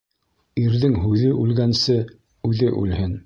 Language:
Bashkir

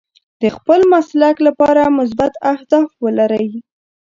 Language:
Pashto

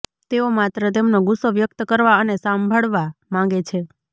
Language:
Gujarati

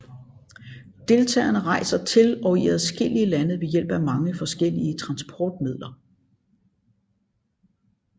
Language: Danish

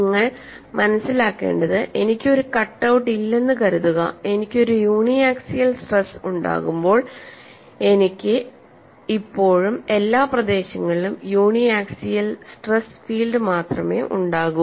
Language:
Malayalam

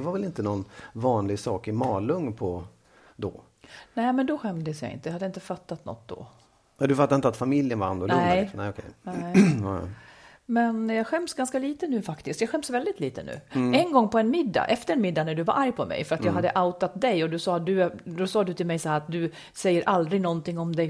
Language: Swedish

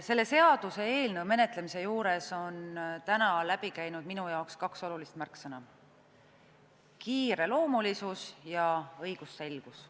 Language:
Estonian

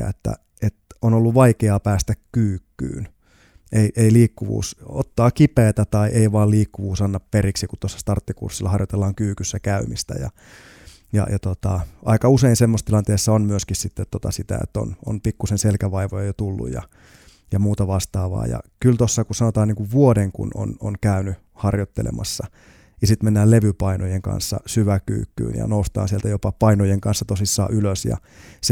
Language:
Finnish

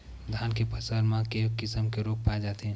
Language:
Chhattisgarhi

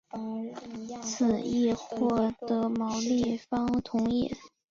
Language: Chinese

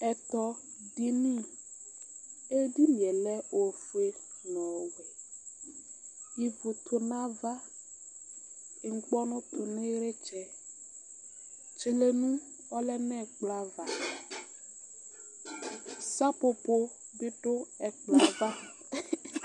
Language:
Ikposo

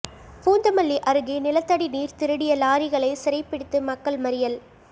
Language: Tamil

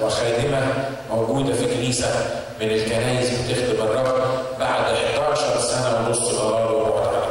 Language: Arabic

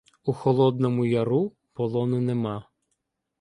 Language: Ukrainian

